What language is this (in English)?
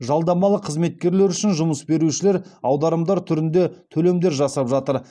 Kazakh